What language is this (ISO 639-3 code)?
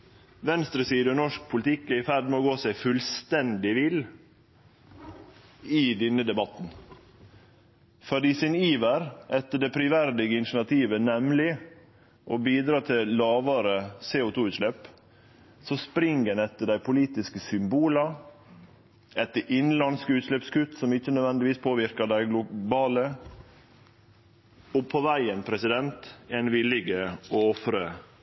nno